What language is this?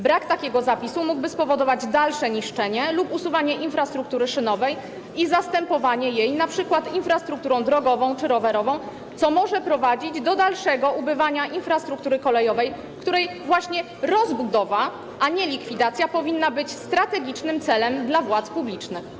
Polish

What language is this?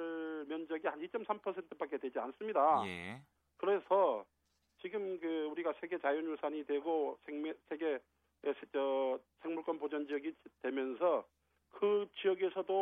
Korean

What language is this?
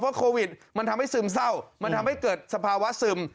Thai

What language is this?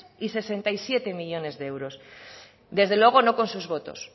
Spanish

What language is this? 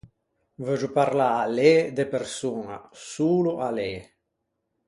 Ligurian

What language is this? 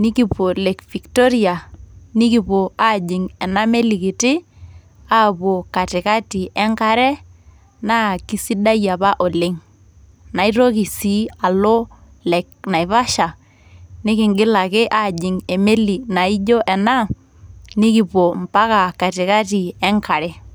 Masai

